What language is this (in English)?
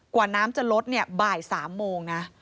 Thai